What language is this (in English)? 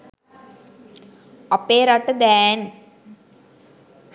Sinhala